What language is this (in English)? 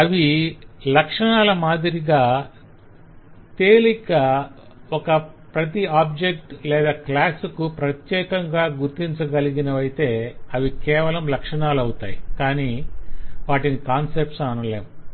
Telugu